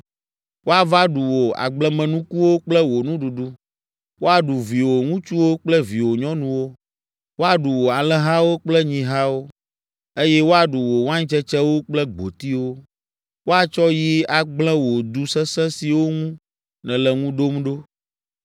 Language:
Ewe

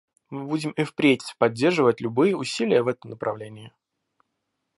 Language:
Russian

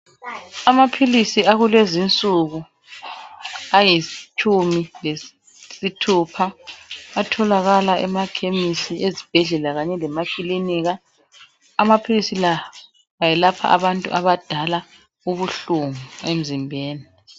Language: North Ndebele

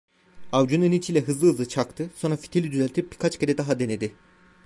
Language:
Turkish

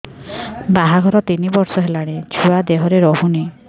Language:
Odia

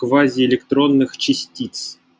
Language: Russian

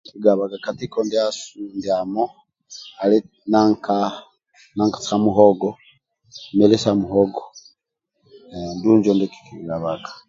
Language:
Amba (Uganda)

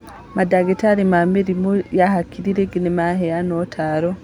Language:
Kikuyu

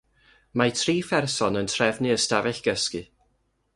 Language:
Welsh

